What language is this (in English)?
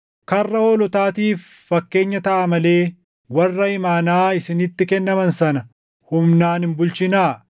Oromo